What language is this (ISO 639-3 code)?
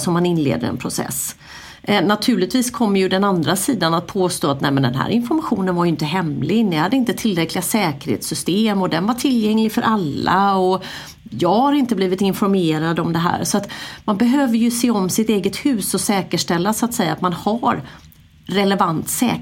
swe